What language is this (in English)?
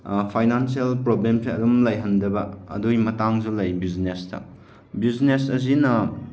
Manipuri